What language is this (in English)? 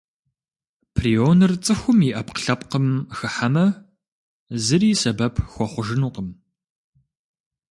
Kabardian